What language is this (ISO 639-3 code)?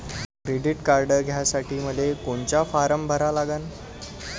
mar